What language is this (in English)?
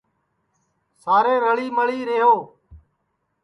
Sansi